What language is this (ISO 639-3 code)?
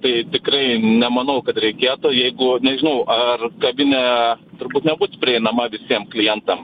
lit